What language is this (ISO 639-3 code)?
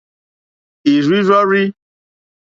bri